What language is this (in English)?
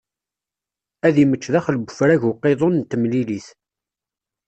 Kabyle